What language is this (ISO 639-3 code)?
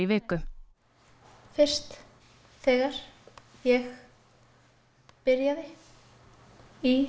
isl